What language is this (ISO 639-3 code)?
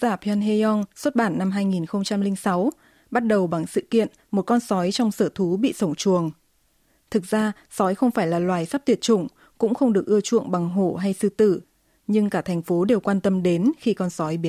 vie